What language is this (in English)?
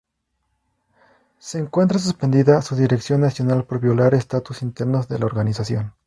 Spanish